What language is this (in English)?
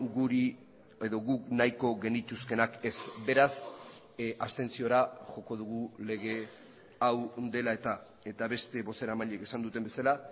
Basque